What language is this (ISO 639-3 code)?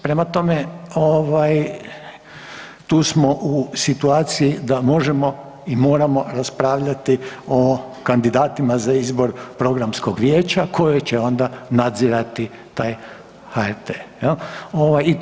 hrv